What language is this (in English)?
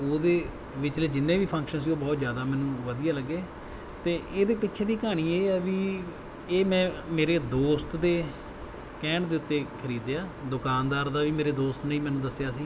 Punjabi